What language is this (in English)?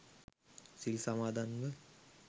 Sinhala